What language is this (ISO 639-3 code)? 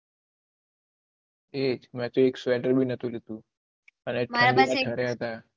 guj